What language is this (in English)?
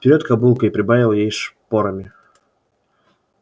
Russian